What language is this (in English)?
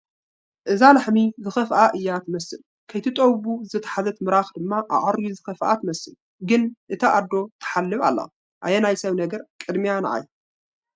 Tigrinya